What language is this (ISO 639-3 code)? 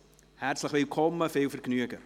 gsw